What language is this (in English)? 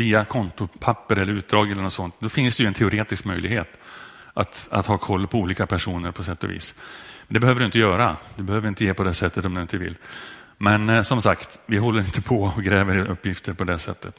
Swedish